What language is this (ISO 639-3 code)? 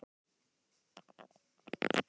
isl